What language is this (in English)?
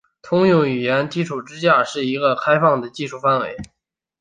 Chinese